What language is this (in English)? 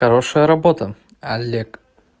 Russian